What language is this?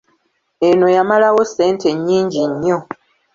Ganda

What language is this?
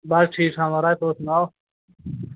Dogri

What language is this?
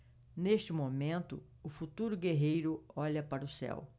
Portuguese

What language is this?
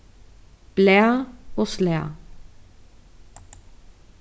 Faroese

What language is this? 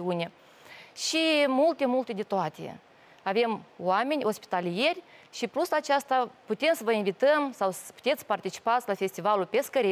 Romanian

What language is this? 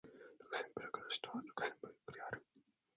Japanese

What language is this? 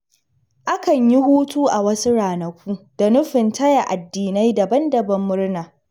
Hausa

